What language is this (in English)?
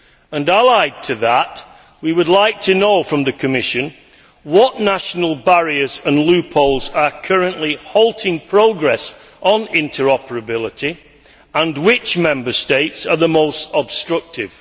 English